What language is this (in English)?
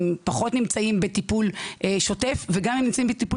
Hebrew